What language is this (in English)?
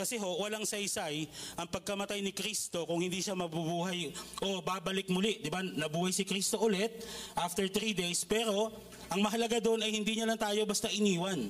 Filipino